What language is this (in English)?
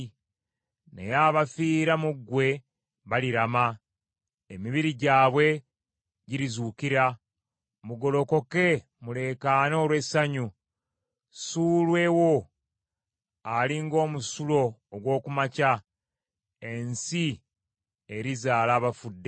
Ganda